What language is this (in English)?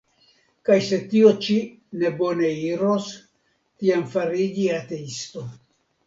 Esperanto